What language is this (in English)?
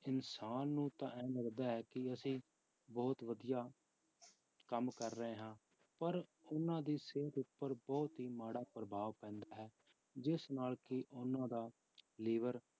Punjabi